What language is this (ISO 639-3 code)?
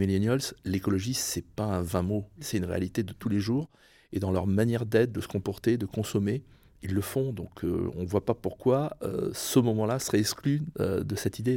fra